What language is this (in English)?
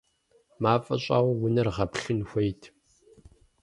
Kabardian